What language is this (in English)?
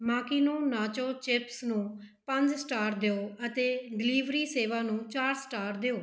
Punjabi